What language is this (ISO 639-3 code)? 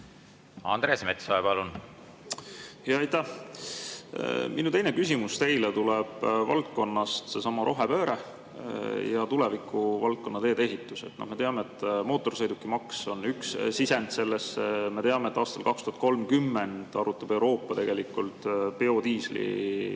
est